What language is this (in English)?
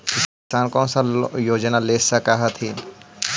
Magahi